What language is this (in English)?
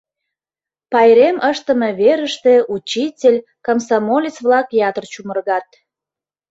Mari